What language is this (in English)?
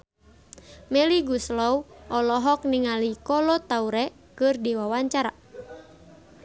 Sundanese